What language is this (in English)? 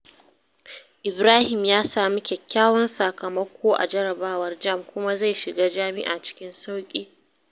Hausa